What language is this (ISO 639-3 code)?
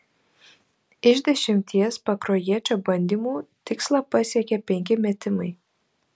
lit